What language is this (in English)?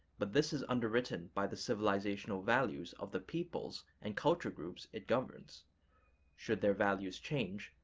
English